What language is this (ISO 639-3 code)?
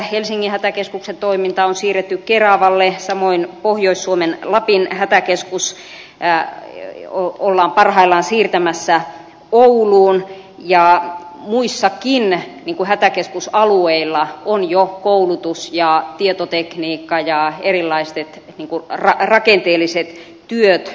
fin